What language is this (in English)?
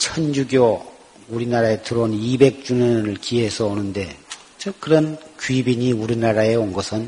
Korean